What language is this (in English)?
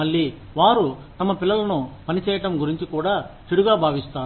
Telugu